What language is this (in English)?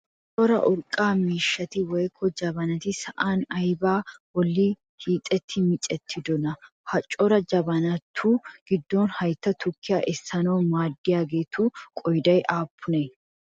Wolaytta